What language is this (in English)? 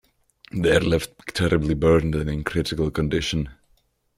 English